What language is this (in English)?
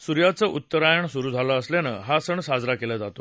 Marathi